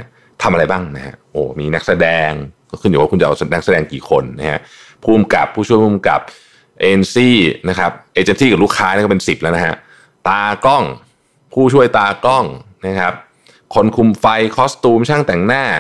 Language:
Thai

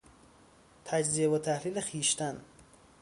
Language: Persian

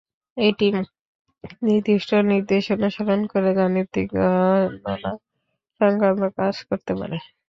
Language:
Bangla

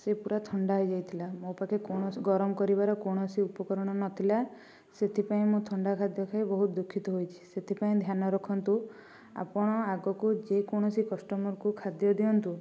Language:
Odia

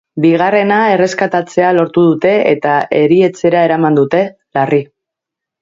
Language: Basque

